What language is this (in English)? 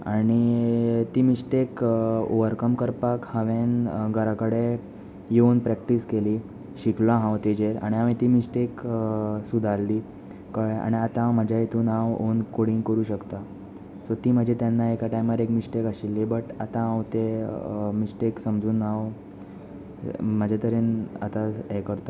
Konkani